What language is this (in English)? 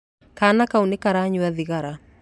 Kikuyu